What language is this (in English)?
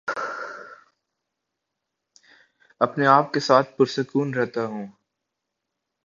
Urdu